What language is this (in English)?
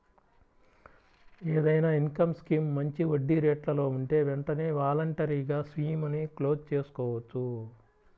Telugu